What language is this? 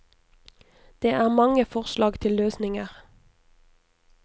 Norwegian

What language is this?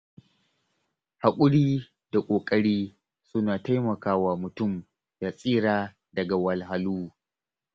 Hausa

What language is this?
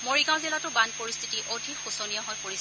Assamese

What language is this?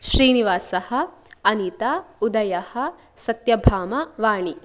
Sanskrit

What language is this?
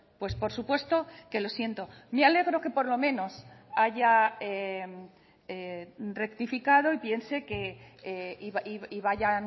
Spanish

